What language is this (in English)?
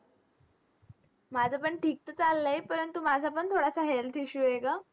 Marathi